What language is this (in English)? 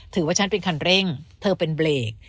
Thai